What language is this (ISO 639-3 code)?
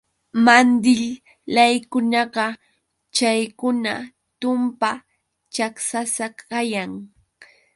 qux